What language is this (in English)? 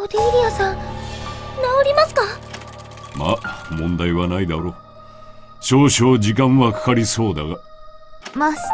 Japanese